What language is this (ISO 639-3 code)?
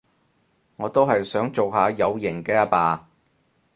yue